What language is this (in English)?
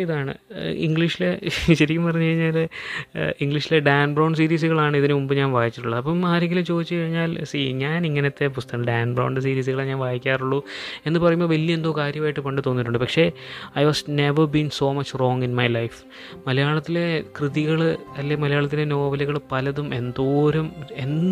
Malayalam